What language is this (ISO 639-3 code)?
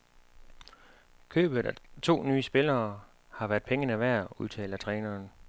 dan